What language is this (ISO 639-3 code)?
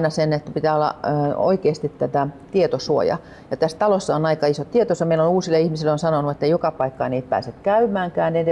fin